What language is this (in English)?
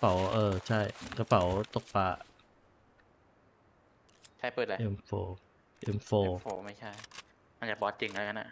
Thai